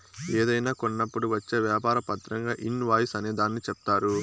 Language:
Telugu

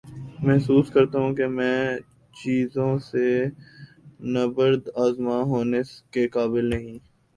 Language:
Urdu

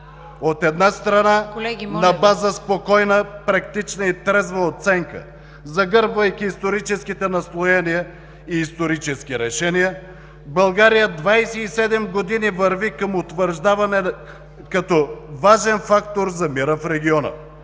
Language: Bulgarian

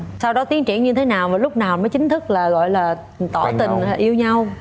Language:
Vietnamese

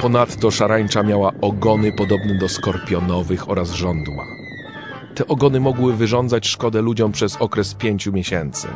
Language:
Polish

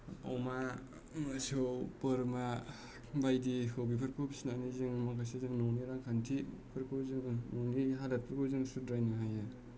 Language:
Bodo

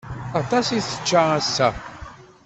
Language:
Kabyle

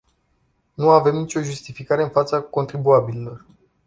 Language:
Romanian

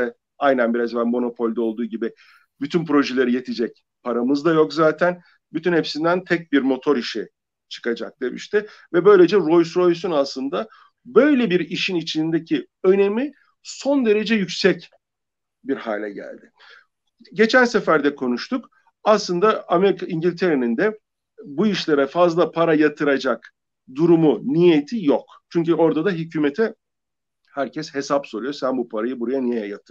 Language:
Turkish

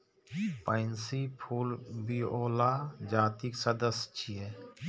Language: Maithili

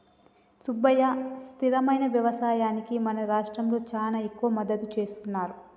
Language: Telugu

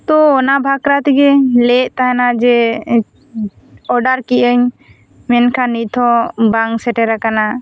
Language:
Santali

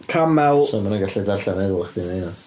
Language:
Welsh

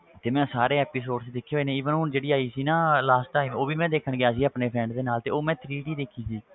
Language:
Punjabi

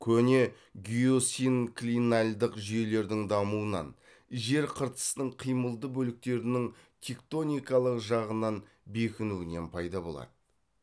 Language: Kazakh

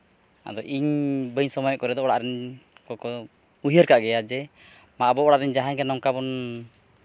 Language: Santali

